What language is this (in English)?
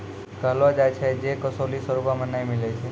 Maithili